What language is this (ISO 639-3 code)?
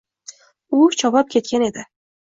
uzb